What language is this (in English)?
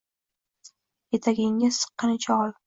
Uzbek